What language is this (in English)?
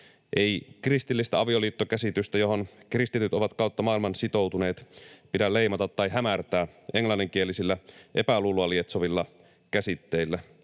Finnish